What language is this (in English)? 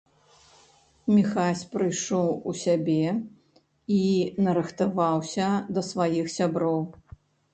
Belarusian